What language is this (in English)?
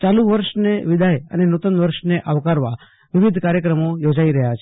Gujarati